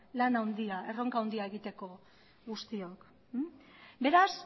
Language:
Basque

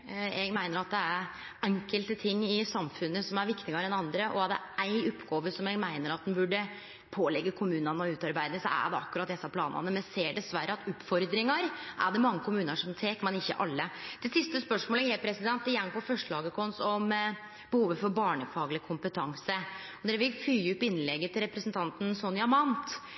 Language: Norwegian Nynorsk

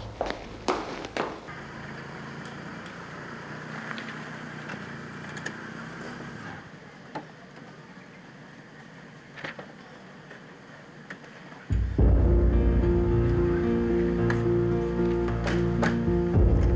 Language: Indonesian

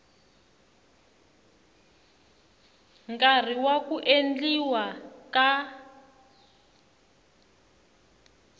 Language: Tsonga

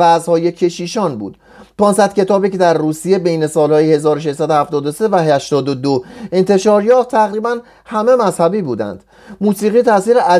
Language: Persian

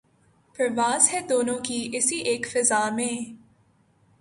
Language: Urdu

